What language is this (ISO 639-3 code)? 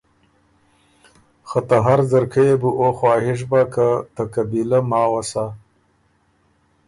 oru